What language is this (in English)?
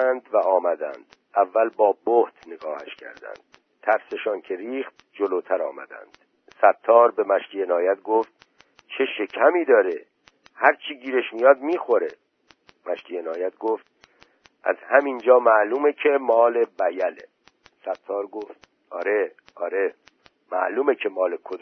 Persian